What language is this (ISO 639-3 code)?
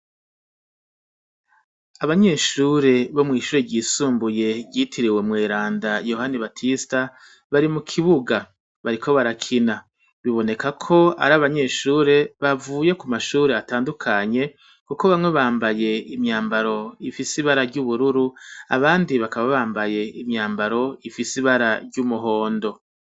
run